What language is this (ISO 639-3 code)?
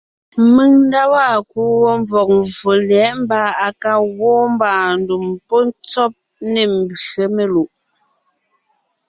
nnh